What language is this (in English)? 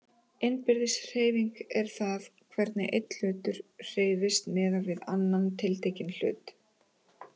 Icelandic